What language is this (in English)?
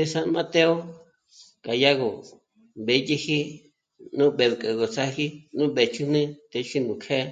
Michoacán Mazahua